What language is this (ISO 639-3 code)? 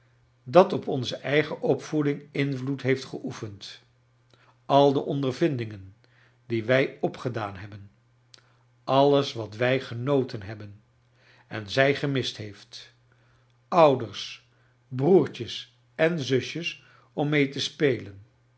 nld